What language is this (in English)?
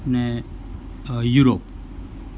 Gujarati